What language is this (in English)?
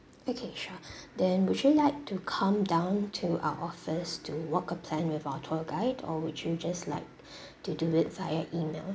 English